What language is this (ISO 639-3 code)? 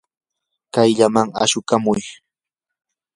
qur